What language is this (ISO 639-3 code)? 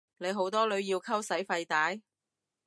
yue